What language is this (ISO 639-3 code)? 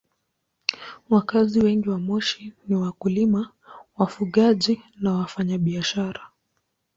swa